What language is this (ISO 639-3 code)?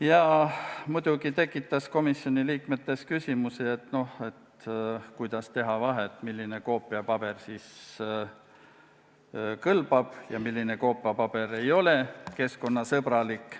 est